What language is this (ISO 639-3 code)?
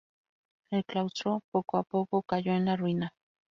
spa